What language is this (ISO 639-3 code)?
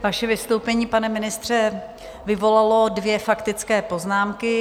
ces